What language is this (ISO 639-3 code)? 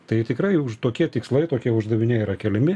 lit